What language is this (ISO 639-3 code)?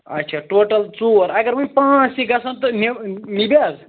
kas